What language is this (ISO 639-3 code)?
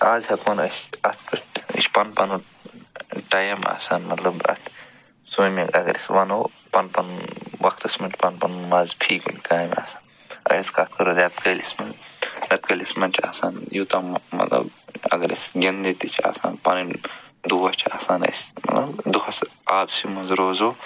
kas